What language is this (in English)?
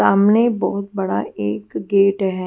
Hindi